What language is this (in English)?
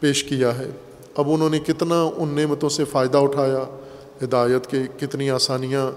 Urdu